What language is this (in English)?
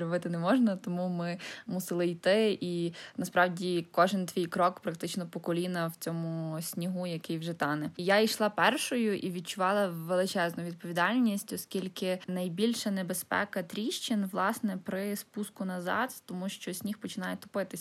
Ukrainian